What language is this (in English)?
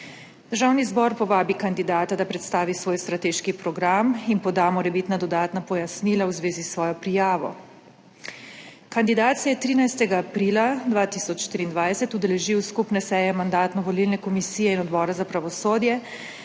Slovenian